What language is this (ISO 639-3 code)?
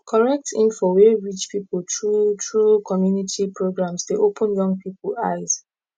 pcm